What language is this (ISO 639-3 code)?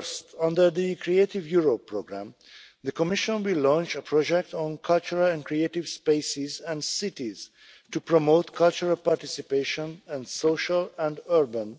eng